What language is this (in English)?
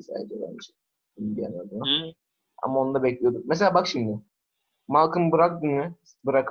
Turkish